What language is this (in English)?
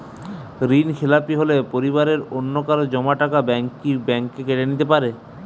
Bangla